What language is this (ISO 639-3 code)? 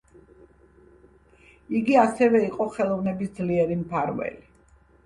kat